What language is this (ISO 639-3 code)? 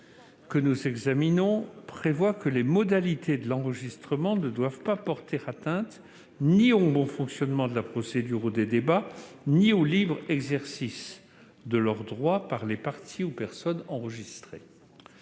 fra